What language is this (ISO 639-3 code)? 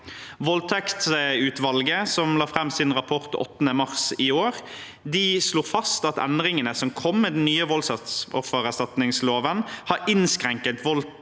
nor